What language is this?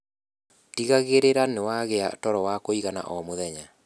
Kikuyu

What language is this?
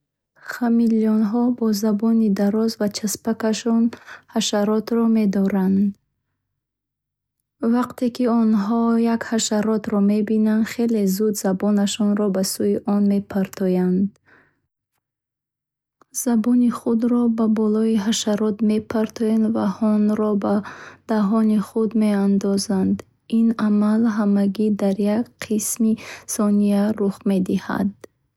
Bukharic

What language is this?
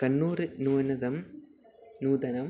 Sanskrit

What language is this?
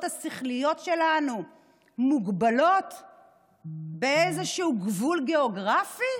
Hebrew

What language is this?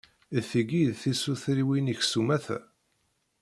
Kabyle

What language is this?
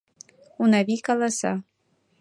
Mari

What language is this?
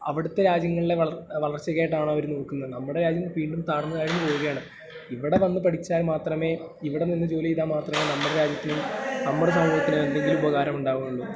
Malayalam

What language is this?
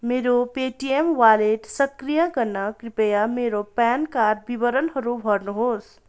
Nepali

